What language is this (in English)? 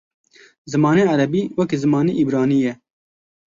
Kurdish